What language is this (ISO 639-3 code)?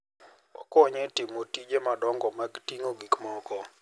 luo